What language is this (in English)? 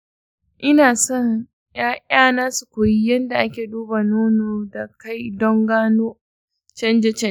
Hausa